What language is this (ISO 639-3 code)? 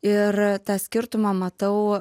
lit